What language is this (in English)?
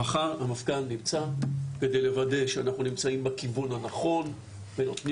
Hebrew